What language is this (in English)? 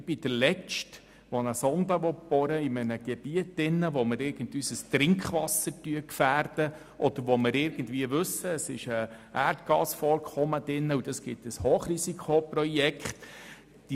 Swiss German